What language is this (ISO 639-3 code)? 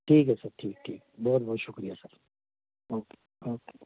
pan